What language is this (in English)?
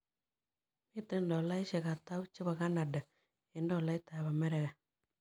Kalenjin